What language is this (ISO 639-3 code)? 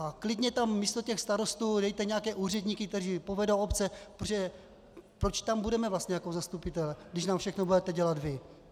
ces